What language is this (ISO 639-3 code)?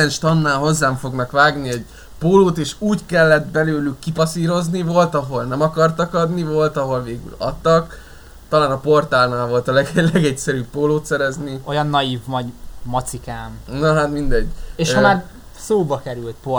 hun